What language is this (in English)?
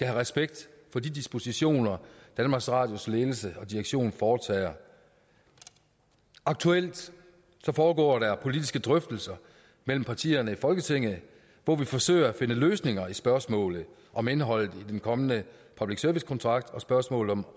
Danish